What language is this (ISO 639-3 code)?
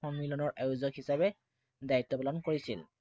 asm